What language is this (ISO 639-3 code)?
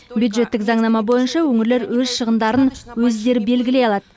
kaz